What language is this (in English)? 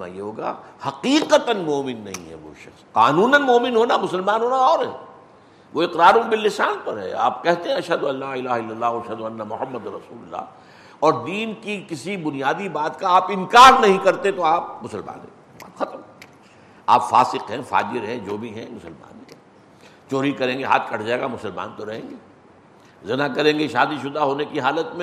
Urdu